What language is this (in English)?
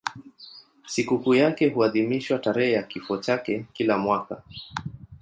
Swahili